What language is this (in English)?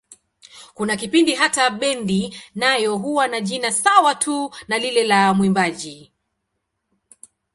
Swahili